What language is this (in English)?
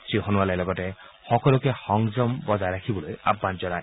Assamese